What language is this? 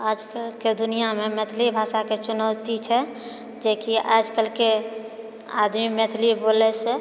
Maithili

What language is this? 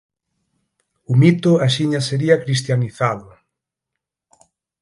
Galician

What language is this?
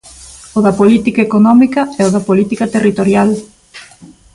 Galician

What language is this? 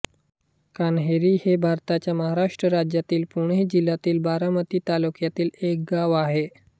Marathi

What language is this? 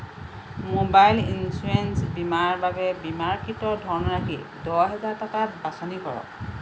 Assamese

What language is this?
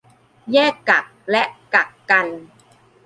Thai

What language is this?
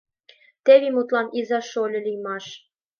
Mari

